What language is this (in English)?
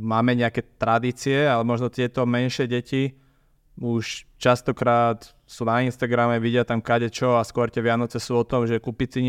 Slovak